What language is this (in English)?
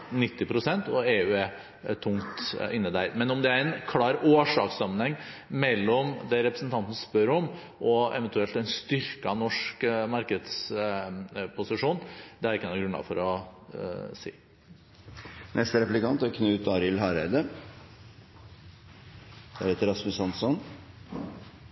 Norwegian Bokmål